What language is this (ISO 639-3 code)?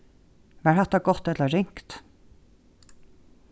fao